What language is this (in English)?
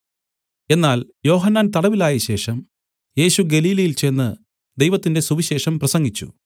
Malayalam